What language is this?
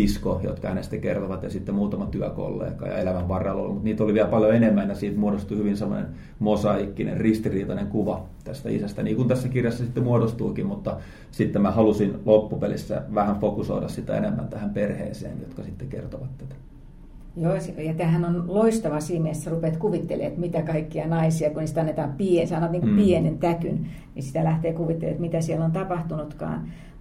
Finnish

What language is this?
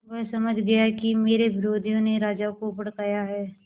Hindi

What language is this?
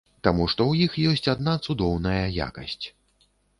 Belarusian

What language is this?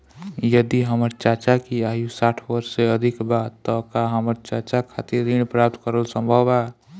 Bhojpuri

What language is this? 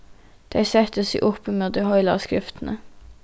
Faroese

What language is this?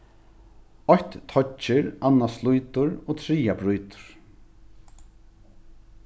Faroese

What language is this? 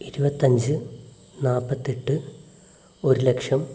Malayalam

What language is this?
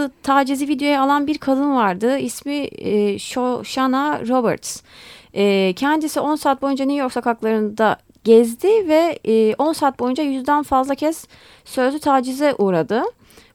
Turkish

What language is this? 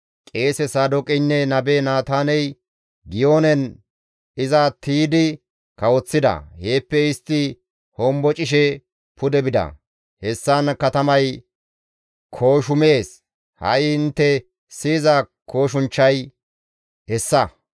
Gamo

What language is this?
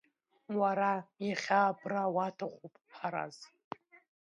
Abkhazian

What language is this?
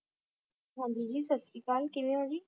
Punjabi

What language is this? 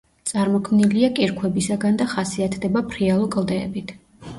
Georgian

